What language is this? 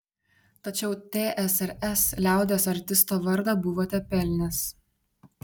Lithuanian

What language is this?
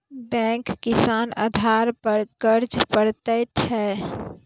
Maithili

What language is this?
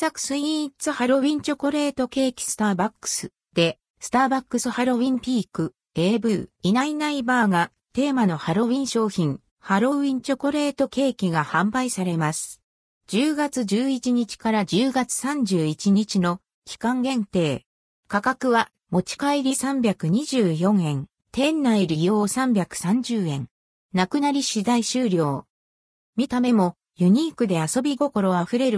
Japanese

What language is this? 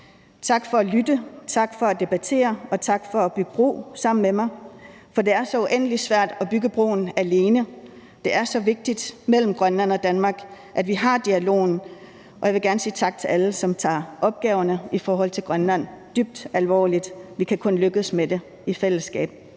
Danish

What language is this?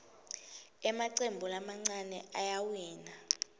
Swati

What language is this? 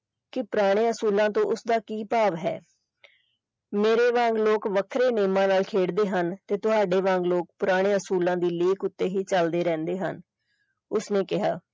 Punjabi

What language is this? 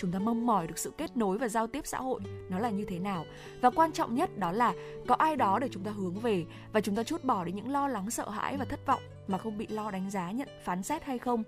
Vietnamese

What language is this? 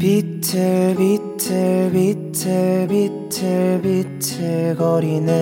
Korean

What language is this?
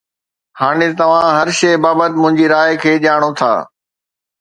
Sindhi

